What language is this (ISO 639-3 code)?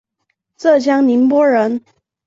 zho